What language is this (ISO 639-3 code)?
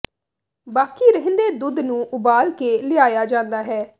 pan